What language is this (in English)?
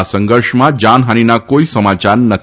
Gujarati